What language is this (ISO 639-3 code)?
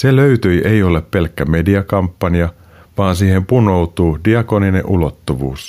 fin